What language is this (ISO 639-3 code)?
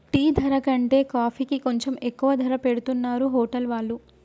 tel